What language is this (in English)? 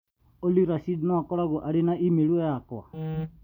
Kikuyu